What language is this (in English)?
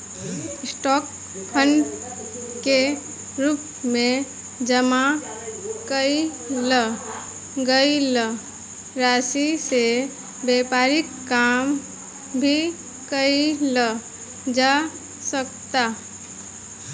Bhojpuri